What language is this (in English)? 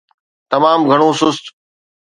Sindhi